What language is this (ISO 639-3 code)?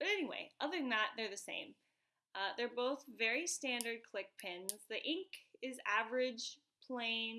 eng